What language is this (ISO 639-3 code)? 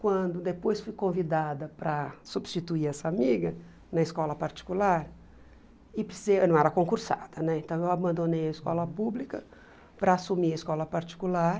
por